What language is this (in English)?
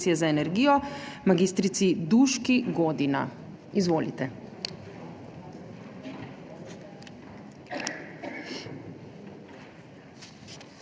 Slovenian